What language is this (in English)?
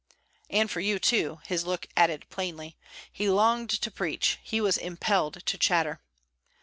English